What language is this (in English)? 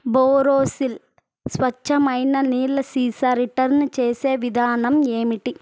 Telugu